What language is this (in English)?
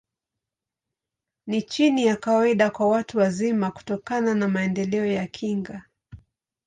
Swahili